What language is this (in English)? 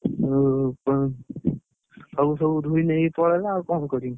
Odia